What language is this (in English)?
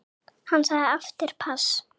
Icelandic